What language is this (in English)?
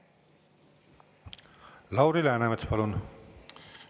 Estonian